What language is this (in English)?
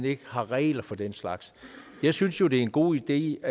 Danish